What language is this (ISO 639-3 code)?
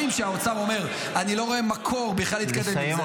heb